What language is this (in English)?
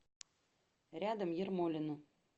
Russian